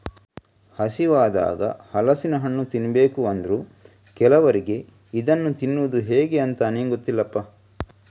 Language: Kannada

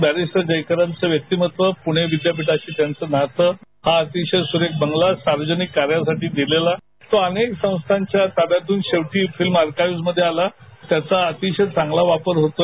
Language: Marathi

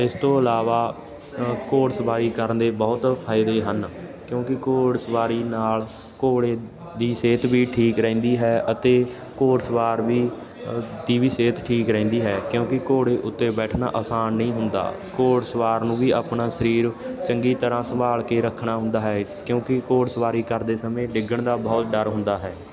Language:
Punjabi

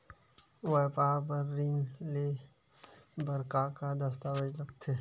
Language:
Chhattisgarhi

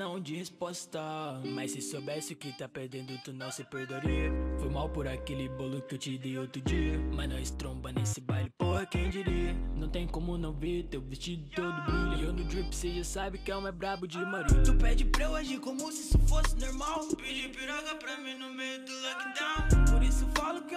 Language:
Portuguese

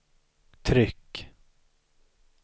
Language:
Swedish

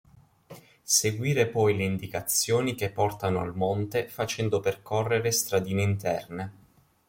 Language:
Italian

